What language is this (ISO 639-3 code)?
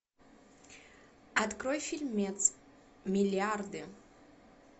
rus